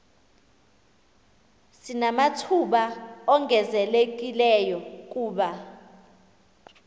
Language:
Xhosa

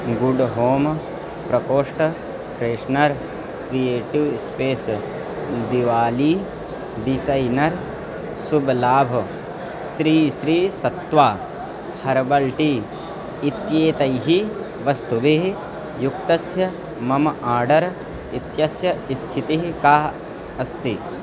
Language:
Sanskrit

